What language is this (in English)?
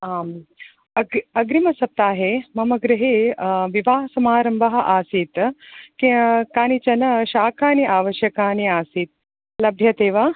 Sanskrit